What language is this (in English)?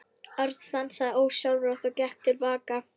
Icelandic